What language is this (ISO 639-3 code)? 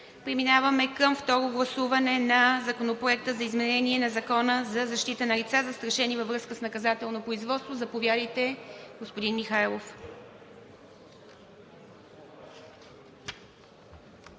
bul